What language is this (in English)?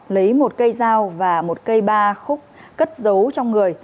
Vietnamese